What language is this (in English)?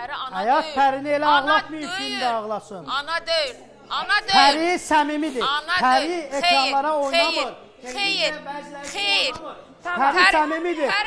Turkish